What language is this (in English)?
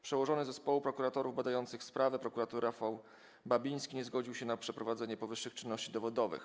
Polish